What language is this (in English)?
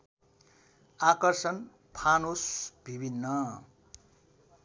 Nepali